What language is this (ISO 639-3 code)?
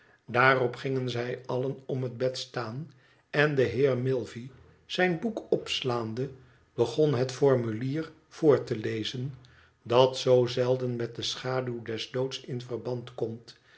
nld